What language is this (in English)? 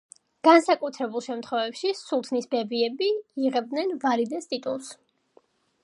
Georgian